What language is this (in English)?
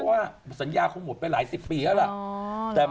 Thai